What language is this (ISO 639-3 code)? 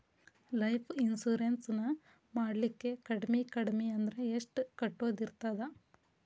kan